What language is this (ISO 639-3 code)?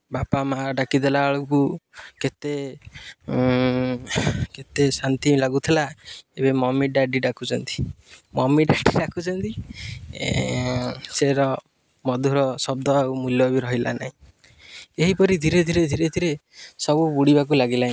ori